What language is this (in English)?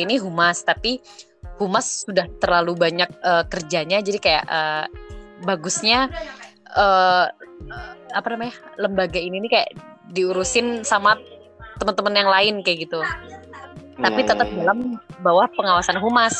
Indonesian